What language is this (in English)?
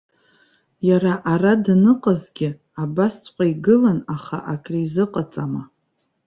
Abkhazian